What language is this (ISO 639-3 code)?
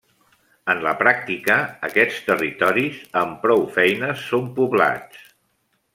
cat